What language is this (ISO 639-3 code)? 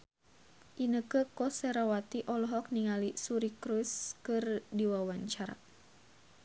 sun